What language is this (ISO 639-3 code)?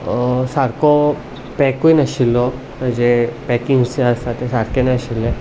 kok